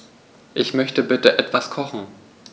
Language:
German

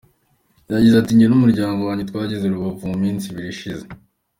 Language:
Kinyarwanda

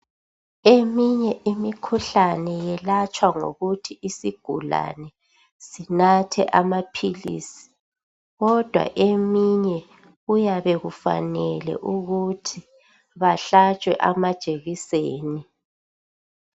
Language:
North Ndebele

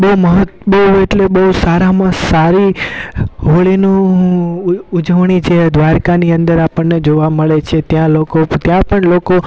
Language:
Gujarati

